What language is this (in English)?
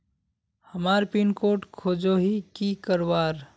Magahi